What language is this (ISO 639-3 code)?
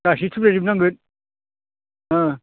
brx